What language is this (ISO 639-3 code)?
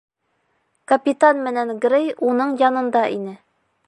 bak